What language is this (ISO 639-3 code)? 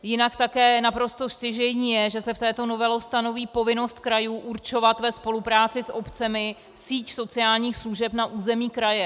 ces